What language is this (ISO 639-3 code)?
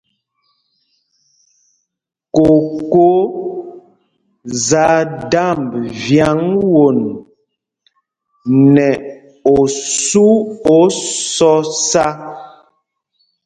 mgg